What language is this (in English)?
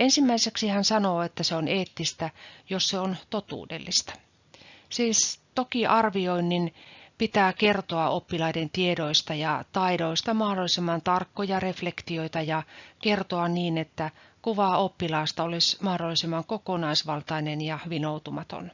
Finnish